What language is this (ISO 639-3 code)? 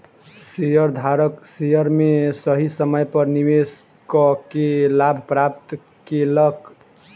mai